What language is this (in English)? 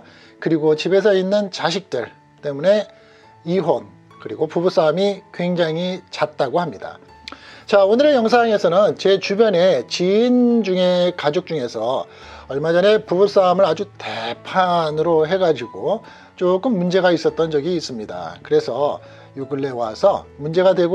Korean